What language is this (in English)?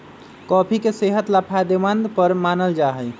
Magahi